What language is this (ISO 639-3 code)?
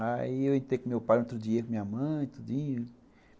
por